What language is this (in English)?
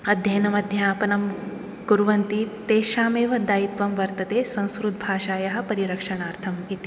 Sanskrit